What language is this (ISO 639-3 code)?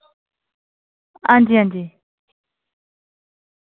doi